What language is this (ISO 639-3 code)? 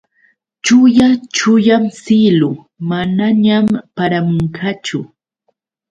qux